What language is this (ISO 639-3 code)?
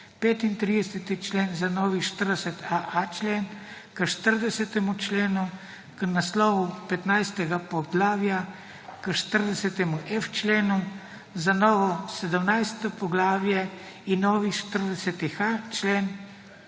slv